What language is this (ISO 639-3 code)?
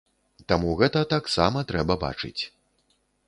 bel